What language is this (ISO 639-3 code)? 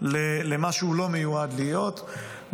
heb